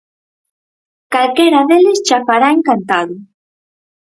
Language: Galician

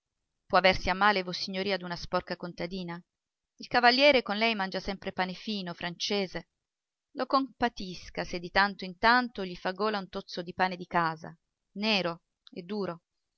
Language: Italian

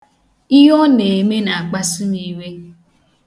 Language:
Igbo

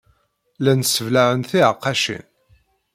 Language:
Kabyle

